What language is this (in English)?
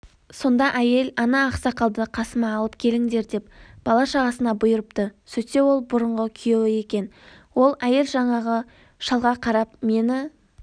Kazakh